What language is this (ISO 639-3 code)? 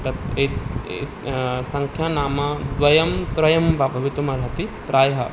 san